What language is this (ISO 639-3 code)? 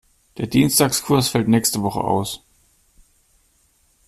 deu